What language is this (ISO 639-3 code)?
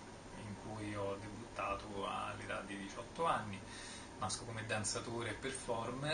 ita